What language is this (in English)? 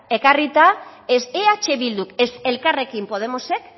Basque